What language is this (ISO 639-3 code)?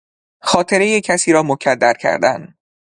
fas